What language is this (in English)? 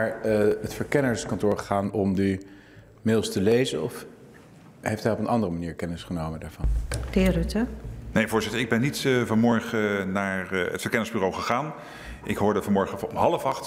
Dutch